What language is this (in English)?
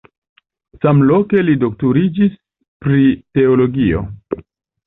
Esperanto